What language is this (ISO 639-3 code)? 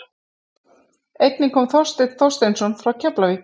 isl